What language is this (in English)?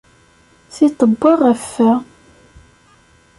Kabyle